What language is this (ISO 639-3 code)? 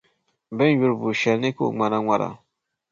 dag